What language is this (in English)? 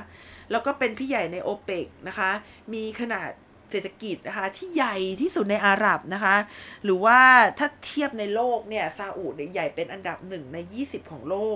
Thai